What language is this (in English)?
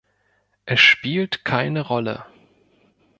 German